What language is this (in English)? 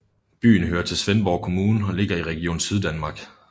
Danish